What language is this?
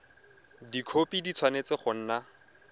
Tswana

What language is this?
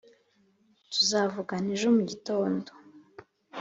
Kinyarwanda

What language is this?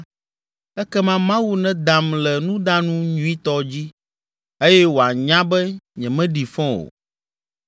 Ewe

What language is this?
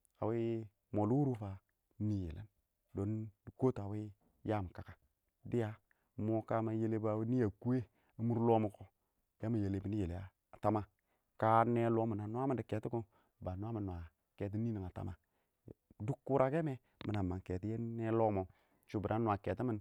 Awak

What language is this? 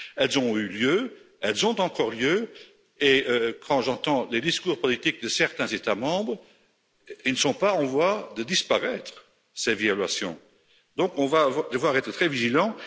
French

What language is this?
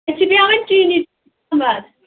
Kashmiri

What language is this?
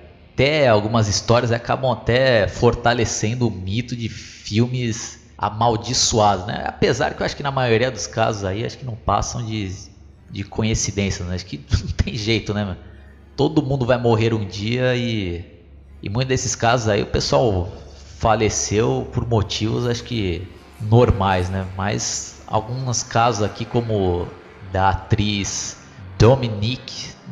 Portuguese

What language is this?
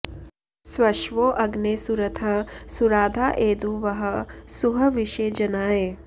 Sanskrit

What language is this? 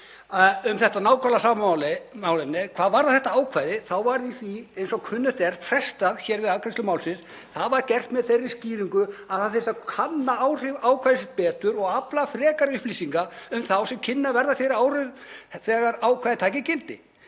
Icelandic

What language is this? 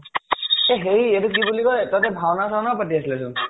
Assamese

